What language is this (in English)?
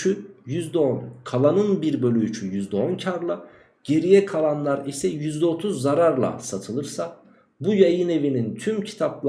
Turkish